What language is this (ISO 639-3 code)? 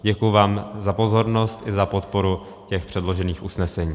ces